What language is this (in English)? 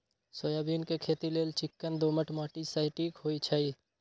Magahi